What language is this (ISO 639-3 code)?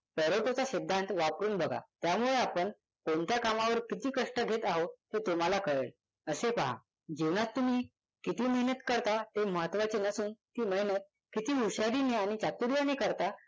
mar